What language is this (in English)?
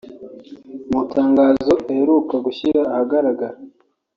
Kinyarwanda